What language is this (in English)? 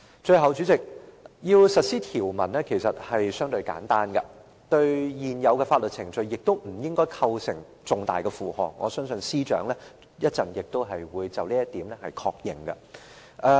Cantonese